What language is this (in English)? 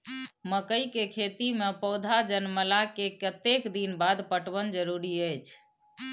Maithili